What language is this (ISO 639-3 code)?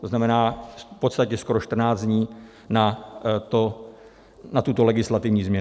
ces